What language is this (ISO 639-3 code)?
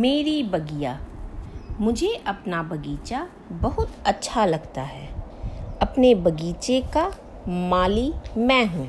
hin